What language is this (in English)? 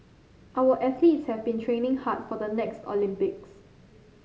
English